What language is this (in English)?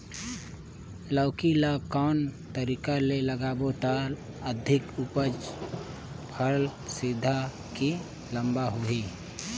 Chhattisgarhi